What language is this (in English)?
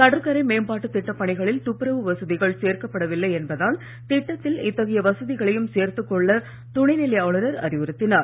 Tamil